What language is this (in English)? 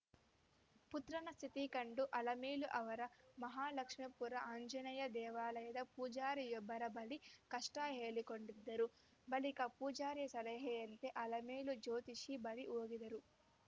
Kannada